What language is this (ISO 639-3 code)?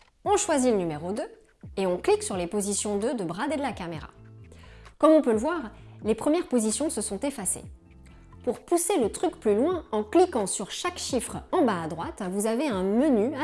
fra